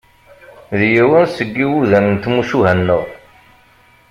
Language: Kabyle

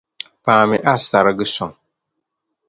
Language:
Dagbani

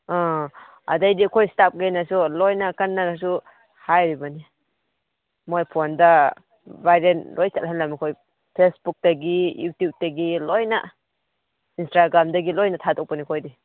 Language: Manipuri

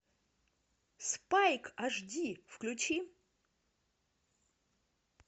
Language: Russian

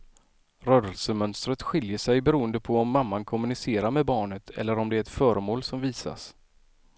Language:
Swedish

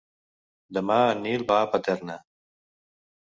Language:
Catalan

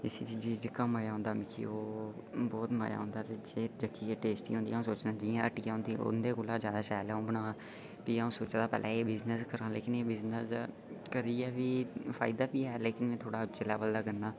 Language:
Dogri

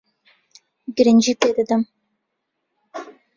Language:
Central Kurdish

